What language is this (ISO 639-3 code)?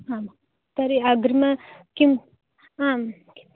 san